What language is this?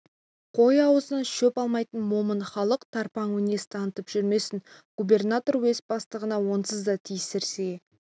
Kazakh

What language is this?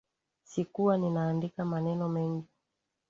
Swahili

